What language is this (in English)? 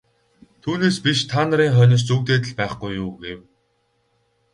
Mongolian